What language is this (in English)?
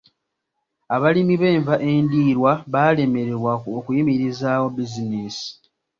Ganda